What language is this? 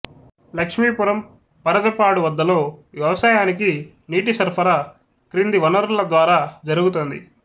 Telugu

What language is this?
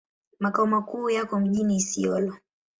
Swahili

